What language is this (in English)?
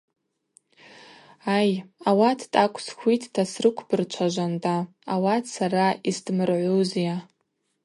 Abaza